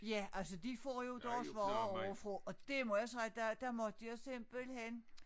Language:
Danish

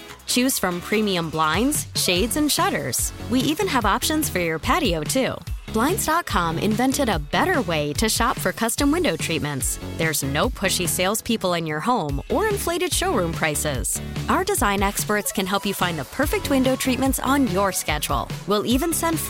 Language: English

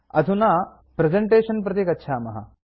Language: Sanskrit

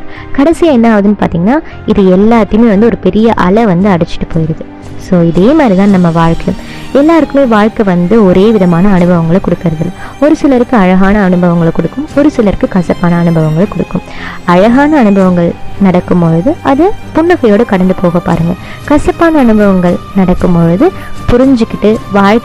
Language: Tamil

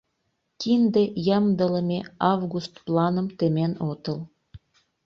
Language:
Mari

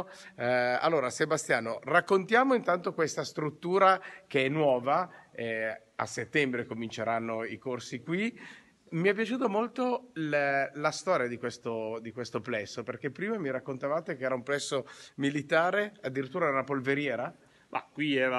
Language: Italian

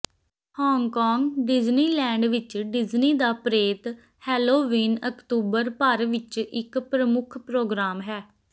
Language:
Punjabi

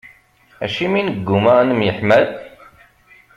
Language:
Kabyle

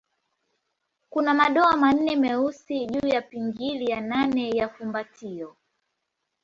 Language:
Swahili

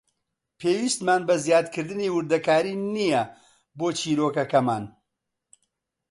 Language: Central Kurdish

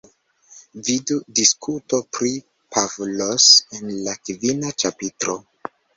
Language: Esperanto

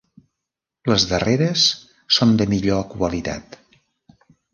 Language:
Catalan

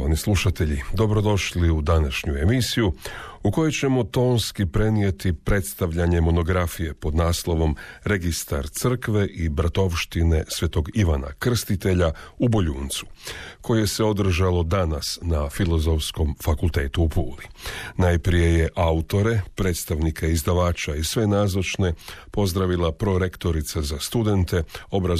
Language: Croatian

